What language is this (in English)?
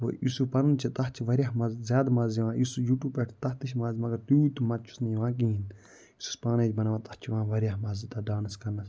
Kashmiri